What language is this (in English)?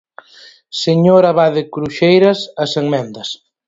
Galician